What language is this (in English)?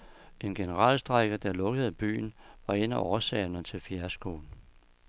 Danish